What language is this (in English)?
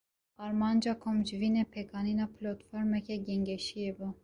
Kurdish